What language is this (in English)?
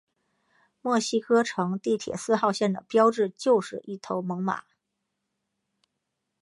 Chinese